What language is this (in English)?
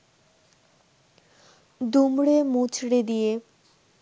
Bangla